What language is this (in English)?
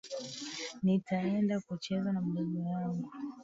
Swahili